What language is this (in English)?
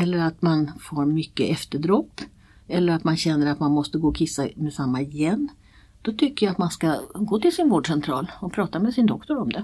Swedish